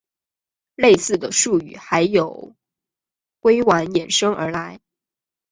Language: Chinese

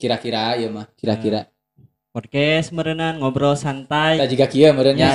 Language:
Indonesian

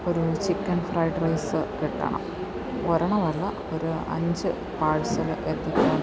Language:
Malayalam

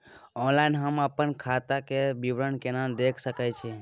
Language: Maithili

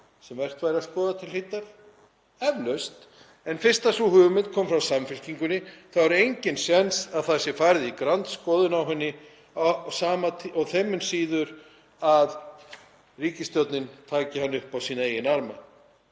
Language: Icelandic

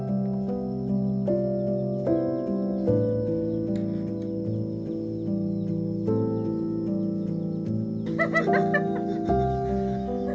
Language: Indonesian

